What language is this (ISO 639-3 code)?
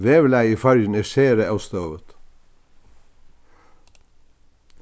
fao